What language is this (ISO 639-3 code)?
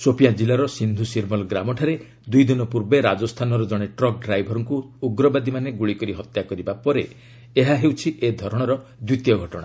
ori